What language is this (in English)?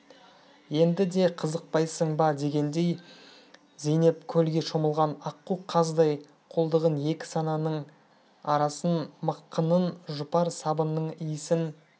Kazakh